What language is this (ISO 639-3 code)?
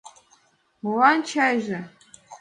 chm